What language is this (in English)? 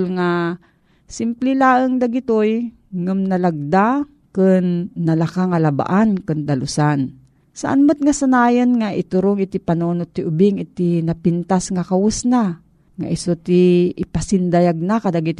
Filipino